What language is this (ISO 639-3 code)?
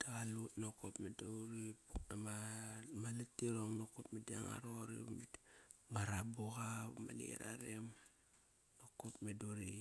ckr